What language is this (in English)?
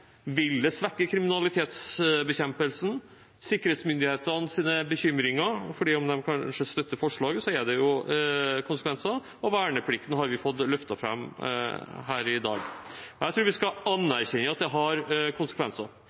Norwegian Bokmål